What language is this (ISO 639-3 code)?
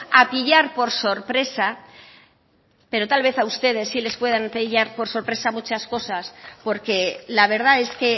spa